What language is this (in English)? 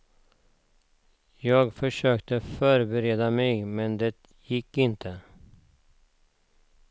Swedish